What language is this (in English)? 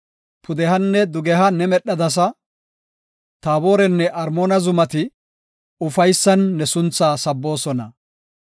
Gofa